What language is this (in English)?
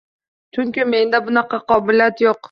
Uzbek